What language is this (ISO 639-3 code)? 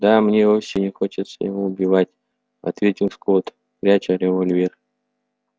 rus